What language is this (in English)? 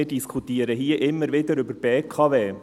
Swiss German